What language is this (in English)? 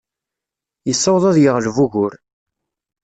Kabyle